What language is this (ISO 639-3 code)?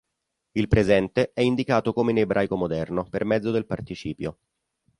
ita